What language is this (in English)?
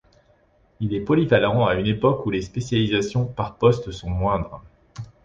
French